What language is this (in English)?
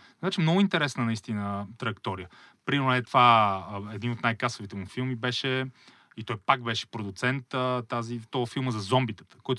Bulgarian